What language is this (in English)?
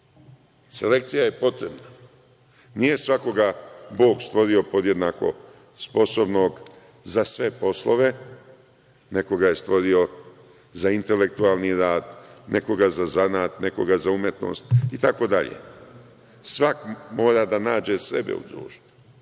Serbian